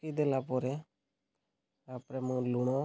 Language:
Odia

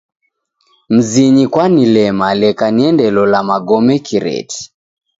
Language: Taita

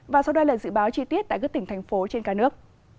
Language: Vietnamese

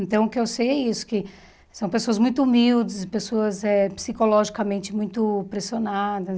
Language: Portuguese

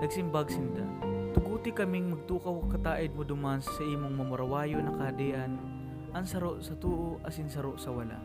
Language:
Filipino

